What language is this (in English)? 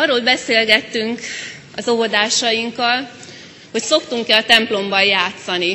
Hungarian